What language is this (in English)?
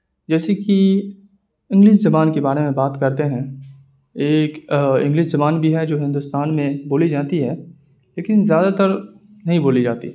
Urdu